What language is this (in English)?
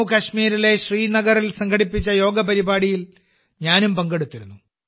Malayalam